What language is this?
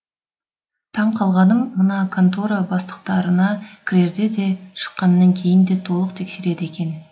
Kazakh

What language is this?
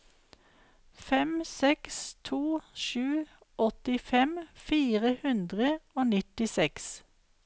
Norwegian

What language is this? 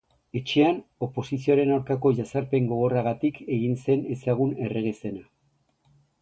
Basque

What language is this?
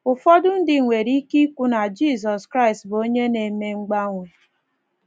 Igbo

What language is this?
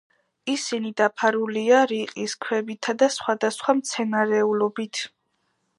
Georgian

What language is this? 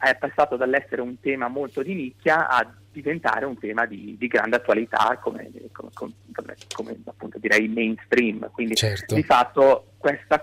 Italian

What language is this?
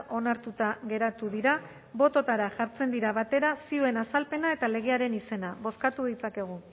Basque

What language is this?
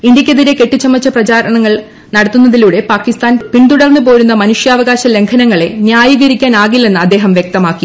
Malayalam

